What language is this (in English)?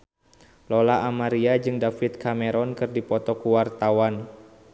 Sundanese